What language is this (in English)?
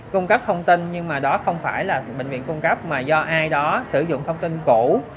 Vietnamese